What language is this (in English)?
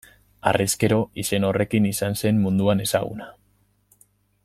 Basque